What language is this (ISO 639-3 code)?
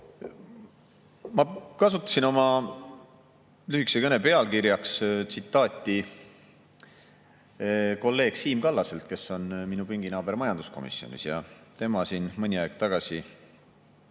est